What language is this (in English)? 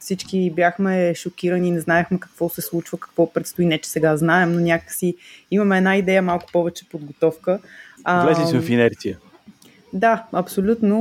Bulgarian